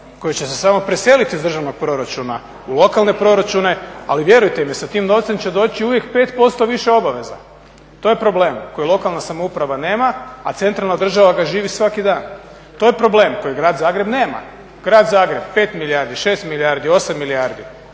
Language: Croatian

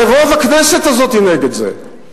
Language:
Hebrew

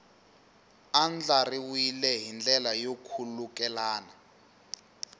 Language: Tsonga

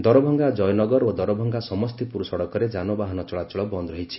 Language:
Odia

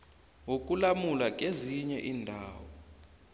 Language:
South Ndebele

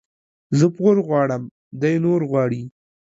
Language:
Pashto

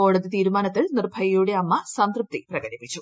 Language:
Malayalam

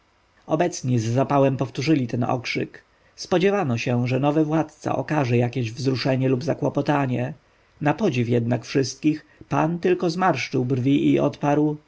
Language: Polish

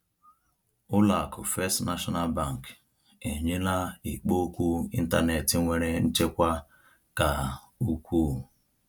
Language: Igbo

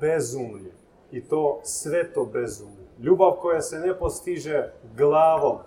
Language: Croatian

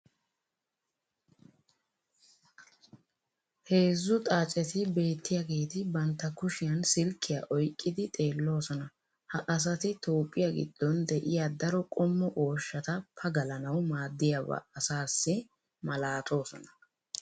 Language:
Wolaytta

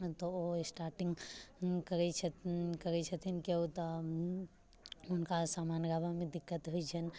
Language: Maithili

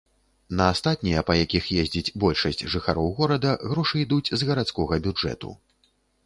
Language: Belarusian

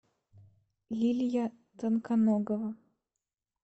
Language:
Russian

